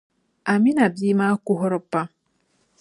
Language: Dagbani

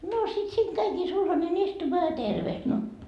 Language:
Finnish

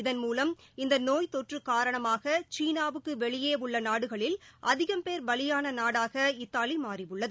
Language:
Tamil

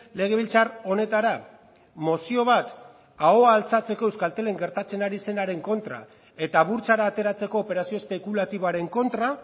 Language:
Basque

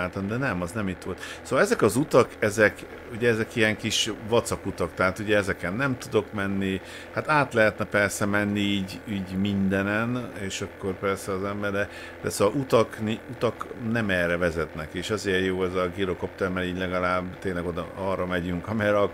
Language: Hungarian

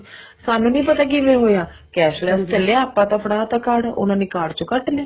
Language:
Punjabi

